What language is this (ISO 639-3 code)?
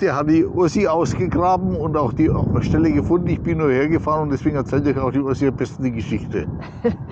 deu